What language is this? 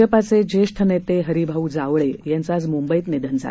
Marathi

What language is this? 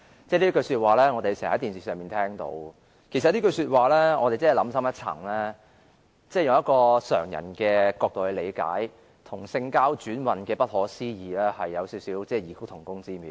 Cantonese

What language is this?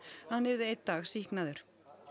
Icelandic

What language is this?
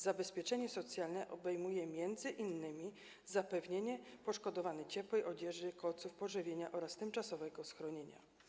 Polish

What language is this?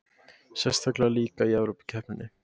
Icelandic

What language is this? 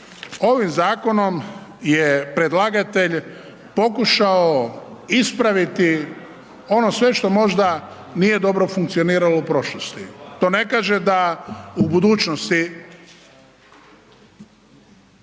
Croatian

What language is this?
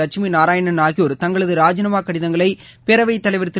Tamil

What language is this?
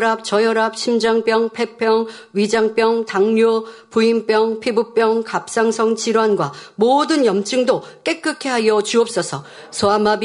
Korean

